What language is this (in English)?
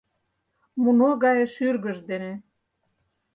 Mari